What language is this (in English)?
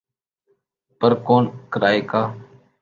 Urdu